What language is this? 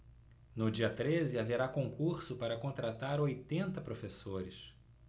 Portuguese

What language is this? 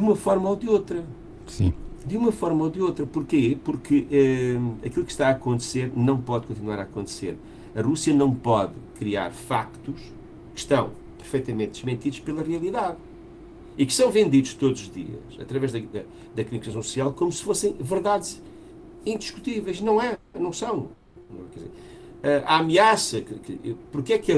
Portuguese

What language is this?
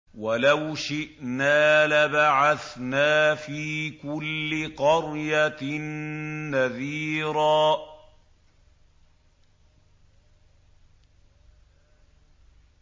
Arabic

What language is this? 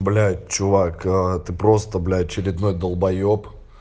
Russian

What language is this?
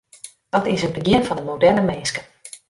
Western Frisian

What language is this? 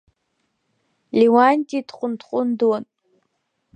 Abkhazian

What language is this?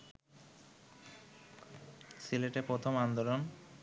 Bangla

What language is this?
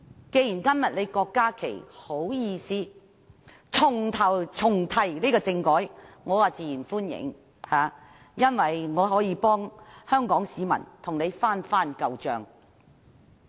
Cantonese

